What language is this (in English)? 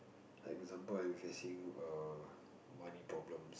English